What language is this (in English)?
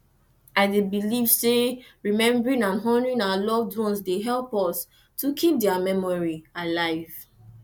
Nigerian Pidgin